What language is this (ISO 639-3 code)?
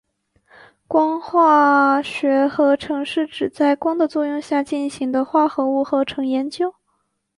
zho